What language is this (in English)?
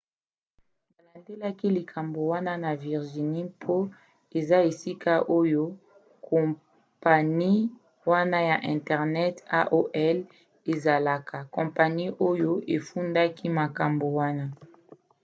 Lingala